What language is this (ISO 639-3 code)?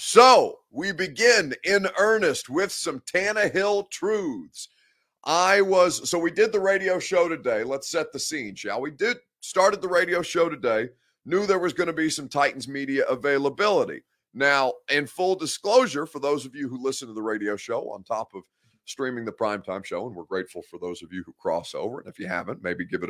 eng